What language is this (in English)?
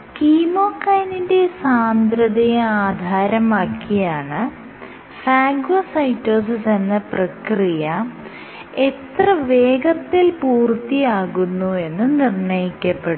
Malayalam